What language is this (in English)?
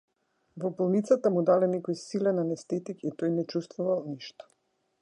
Macedonian